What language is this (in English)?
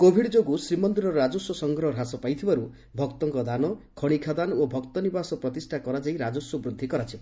Odia